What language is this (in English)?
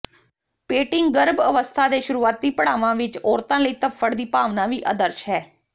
Punjabi